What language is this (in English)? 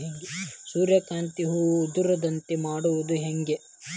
Kannada